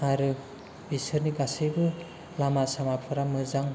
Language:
Bodo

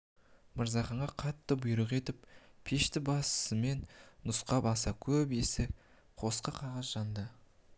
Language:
Kazakh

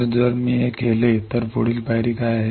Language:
Marathi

